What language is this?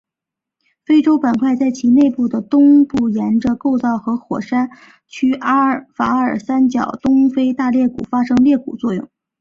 Chinese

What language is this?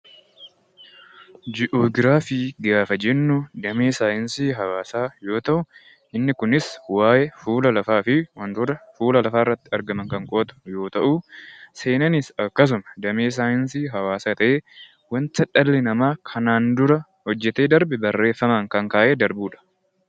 Oromo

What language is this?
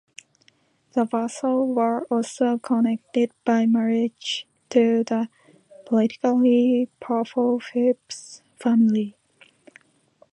English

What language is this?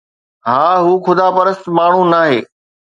Sindhi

